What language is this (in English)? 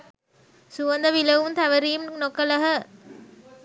Sinhala